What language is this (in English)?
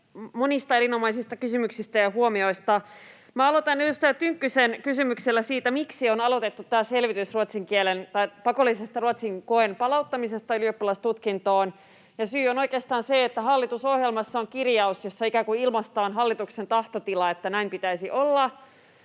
Finnish